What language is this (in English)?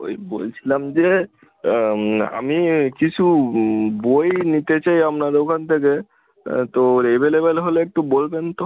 Bangla